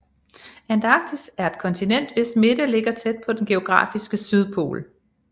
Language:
Danish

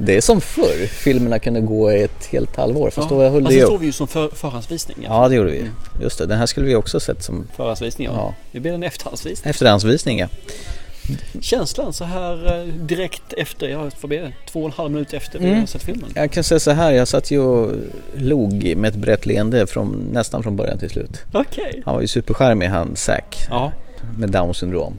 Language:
Swedish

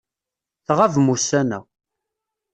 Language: Kabyle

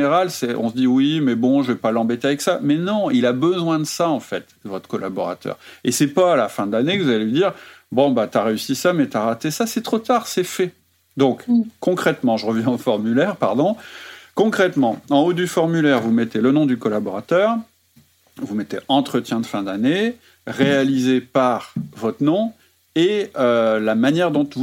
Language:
French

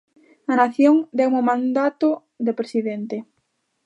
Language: Galician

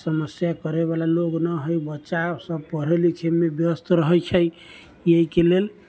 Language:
Maithili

